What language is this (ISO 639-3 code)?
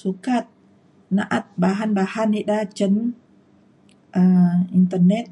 xkl